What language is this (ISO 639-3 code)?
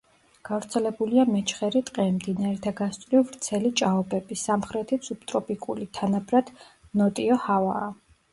kat